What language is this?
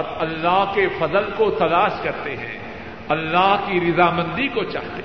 Urdu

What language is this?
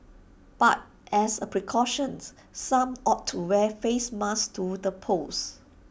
English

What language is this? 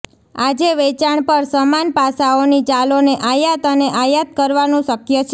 Gujarati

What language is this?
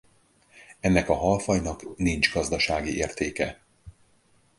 Hungarian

